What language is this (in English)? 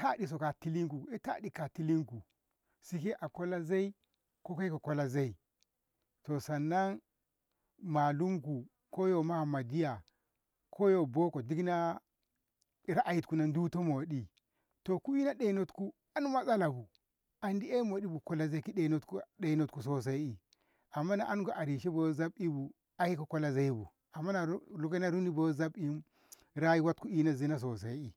Ngamo